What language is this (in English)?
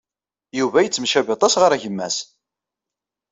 Kabyle